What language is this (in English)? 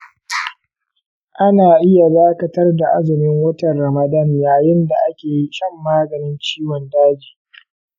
Hausa